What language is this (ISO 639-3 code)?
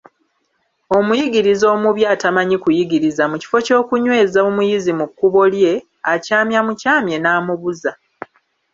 lug